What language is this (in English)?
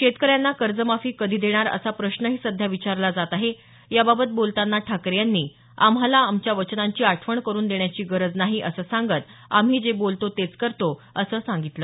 Marathi